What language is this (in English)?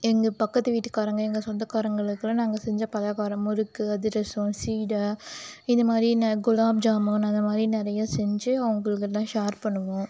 Tamil